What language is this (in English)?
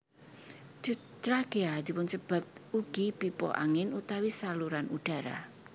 Javanese